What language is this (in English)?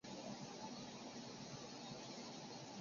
Chinese